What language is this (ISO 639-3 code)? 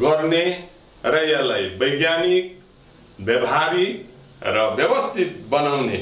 hin